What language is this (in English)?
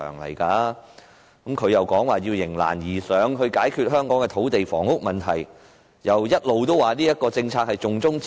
Cantonese